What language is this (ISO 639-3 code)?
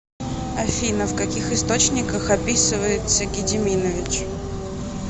rus